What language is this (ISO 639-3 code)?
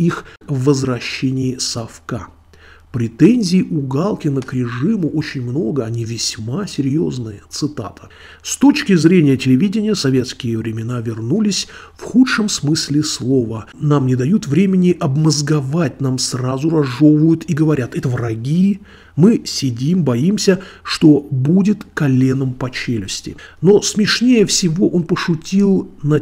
rus